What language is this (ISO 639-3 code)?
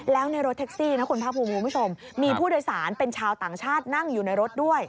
tha